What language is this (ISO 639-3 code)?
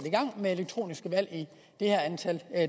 dan